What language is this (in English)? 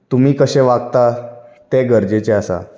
Konkani